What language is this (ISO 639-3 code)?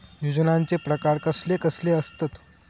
mar